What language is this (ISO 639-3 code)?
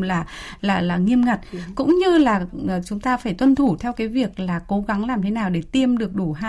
vie